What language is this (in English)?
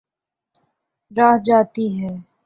Urdu